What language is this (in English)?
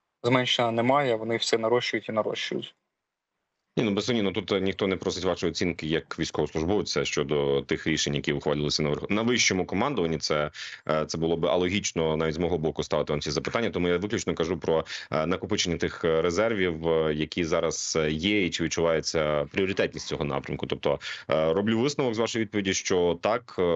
Ukrainian